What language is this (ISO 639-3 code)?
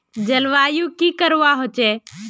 mag